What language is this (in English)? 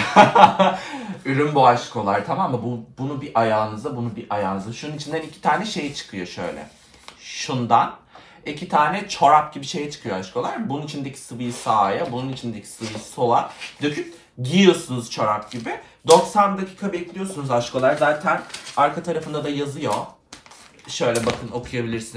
Turkish